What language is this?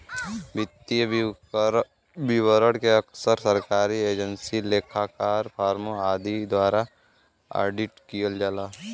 Bhojpuri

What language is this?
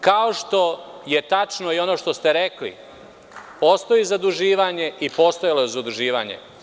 Serbian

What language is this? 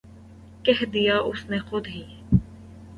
Urdu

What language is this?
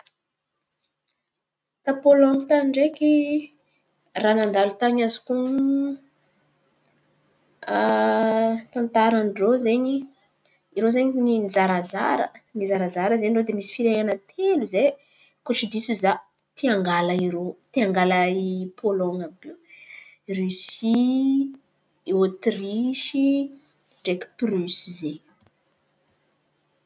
Antankarana Malagasy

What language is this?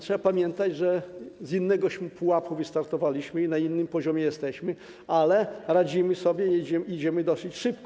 Polish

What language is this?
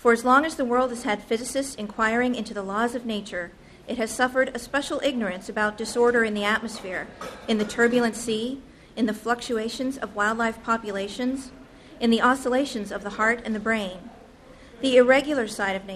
English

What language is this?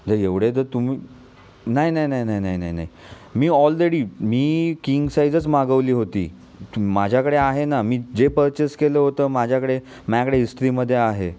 Marathi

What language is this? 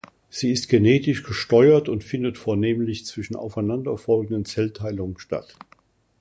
German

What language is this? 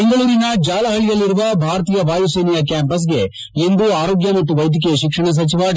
Kannada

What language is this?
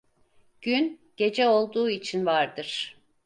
Turkish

